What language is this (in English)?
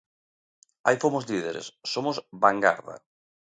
Galician